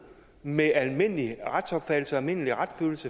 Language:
Danish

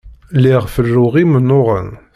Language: Kabyle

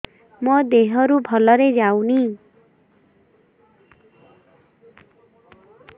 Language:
Odia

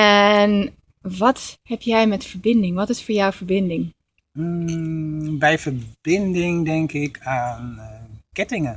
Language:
Dutch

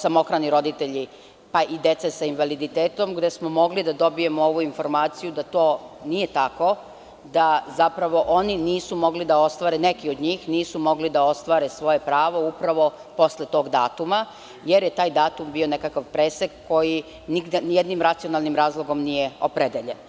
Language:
Serbian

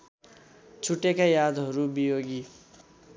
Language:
Nepali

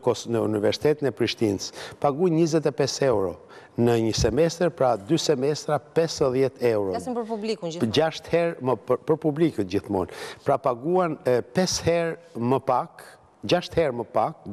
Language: Romanian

